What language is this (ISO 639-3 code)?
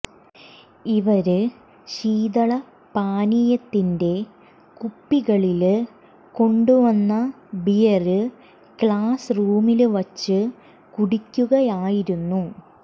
mal